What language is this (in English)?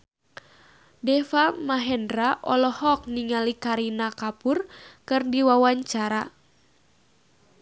Sundanese